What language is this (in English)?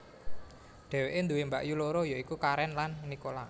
Javanese